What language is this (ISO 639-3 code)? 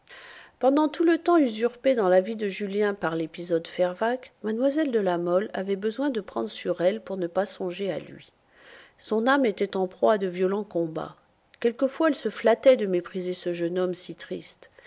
fra